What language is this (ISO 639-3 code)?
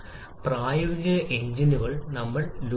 mal